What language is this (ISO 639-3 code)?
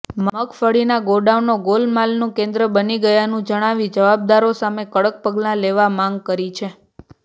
guj